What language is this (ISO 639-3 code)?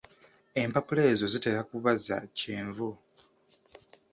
lug